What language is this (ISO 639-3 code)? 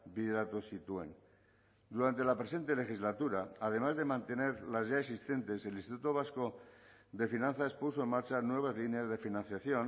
spa